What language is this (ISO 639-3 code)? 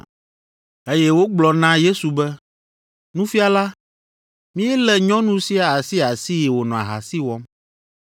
ewe